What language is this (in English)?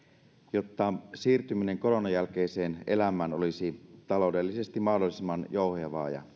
Finnish